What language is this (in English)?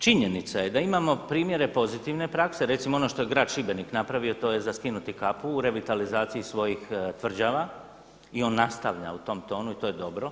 Croatian